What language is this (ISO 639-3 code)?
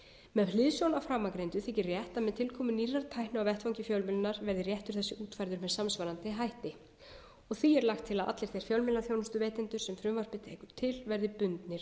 isl